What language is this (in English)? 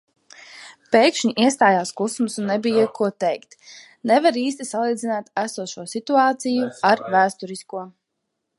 Latvian